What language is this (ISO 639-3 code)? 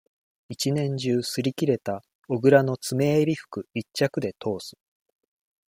jpn